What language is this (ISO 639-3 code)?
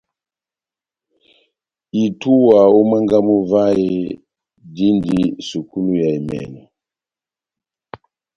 bnm